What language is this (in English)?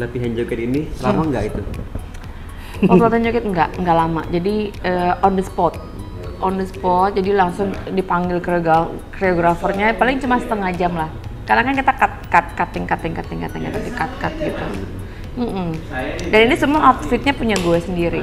Indonesian